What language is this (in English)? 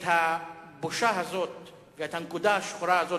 Hebrew